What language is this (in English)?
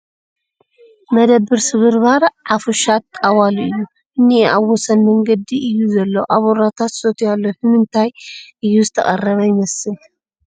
Tigrinya